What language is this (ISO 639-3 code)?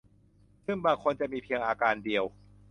tha